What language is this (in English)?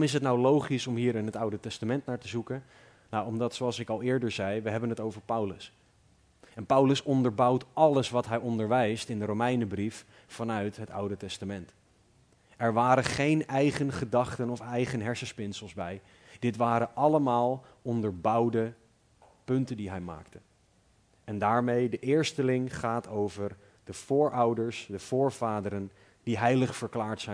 Dutch